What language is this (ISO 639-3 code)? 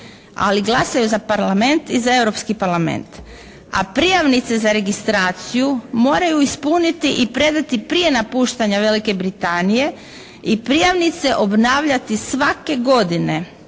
hrv